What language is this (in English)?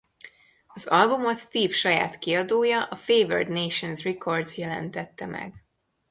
Hungarian